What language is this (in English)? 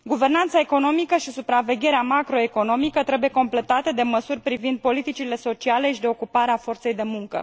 Romanian